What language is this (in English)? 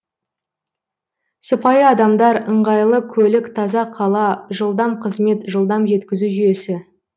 Kazakh